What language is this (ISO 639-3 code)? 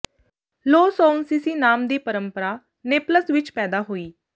pan